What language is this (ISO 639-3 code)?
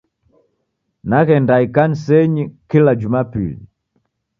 dav